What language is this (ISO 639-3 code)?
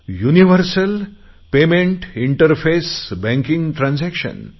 mar